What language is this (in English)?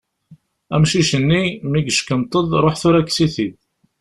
Kabyle